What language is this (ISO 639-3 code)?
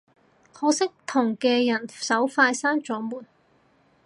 yue